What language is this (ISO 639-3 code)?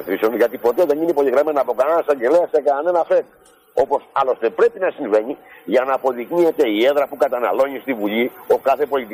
ell